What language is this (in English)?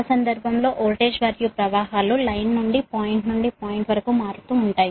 Telugu